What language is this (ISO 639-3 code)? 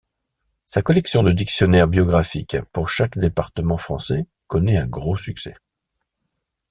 fra